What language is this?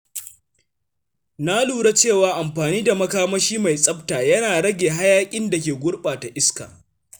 Hausa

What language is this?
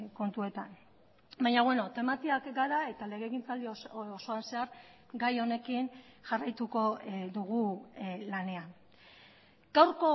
Basque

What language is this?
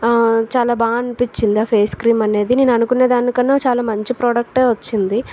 Telugu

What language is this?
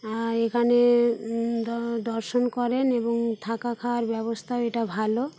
Bangla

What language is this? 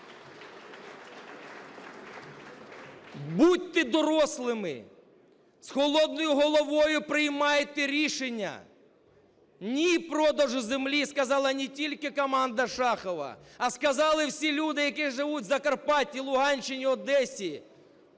Ukrainian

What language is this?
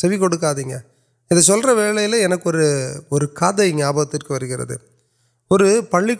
Urdu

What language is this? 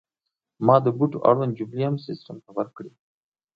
Pashto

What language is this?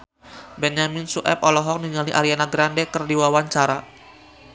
Sundanese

